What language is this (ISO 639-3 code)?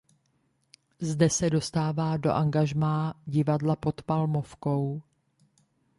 ces